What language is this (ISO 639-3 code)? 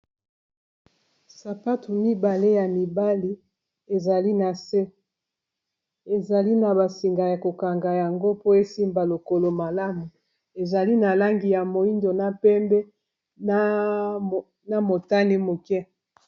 lin